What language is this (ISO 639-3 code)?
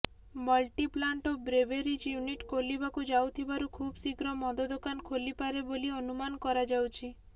ori